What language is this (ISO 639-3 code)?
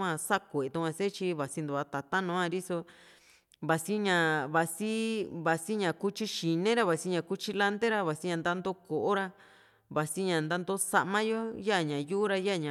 vmc